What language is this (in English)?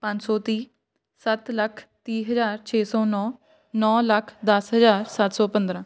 Punjabi